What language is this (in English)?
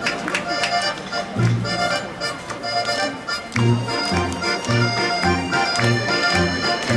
Japanese